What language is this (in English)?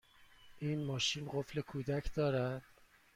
Persian